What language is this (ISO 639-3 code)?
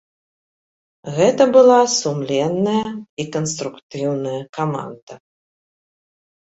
bel